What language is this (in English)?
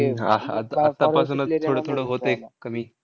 Marathi